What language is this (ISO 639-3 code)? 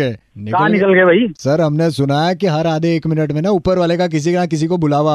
hin